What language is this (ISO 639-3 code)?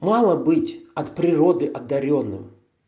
rus